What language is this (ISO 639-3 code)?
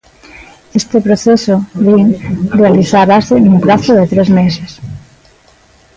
glg